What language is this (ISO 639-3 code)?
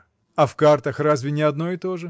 rus